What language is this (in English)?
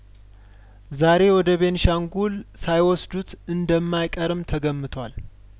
Amharic